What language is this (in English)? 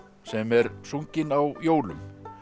Icelandic